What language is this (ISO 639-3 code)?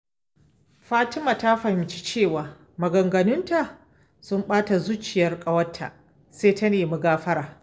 hau